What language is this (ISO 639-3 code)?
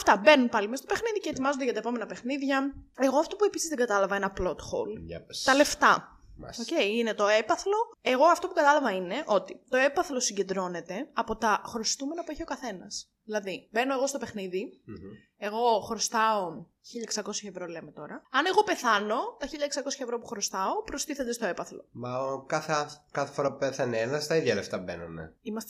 ell